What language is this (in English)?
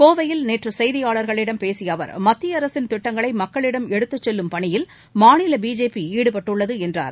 Tamil